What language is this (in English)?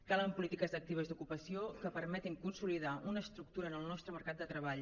Catalan